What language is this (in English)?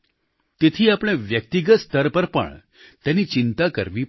Gujarati